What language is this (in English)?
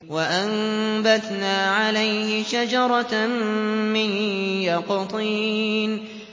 Arabic